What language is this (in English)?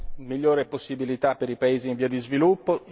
Italian